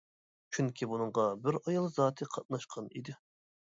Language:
Uyghur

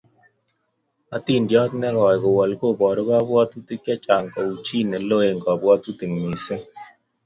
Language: Kalenjin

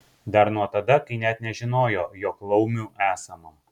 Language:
Lithuanian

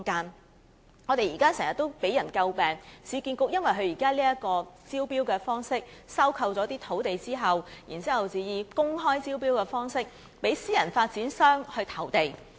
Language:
Cantonese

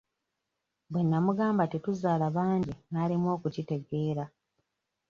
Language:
Ganda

